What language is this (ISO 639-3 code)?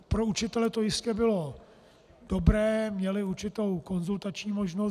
ces